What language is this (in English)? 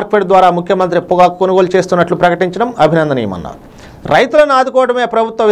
Hindi